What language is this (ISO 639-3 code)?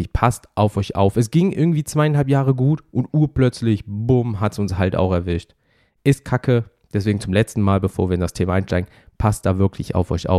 deu